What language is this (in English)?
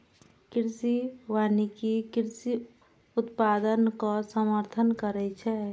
Maithili